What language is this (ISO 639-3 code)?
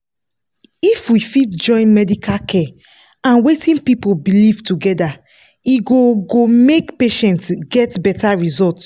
pcm